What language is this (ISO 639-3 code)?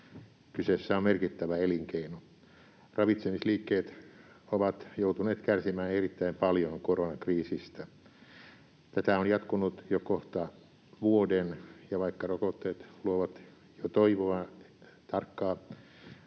fin